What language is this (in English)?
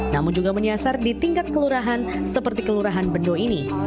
Indonesian